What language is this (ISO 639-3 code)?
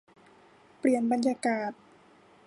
tha